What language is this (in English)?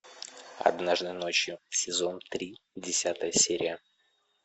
Russian